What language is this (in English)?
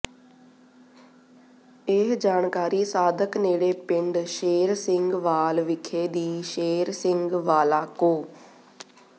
Punjabi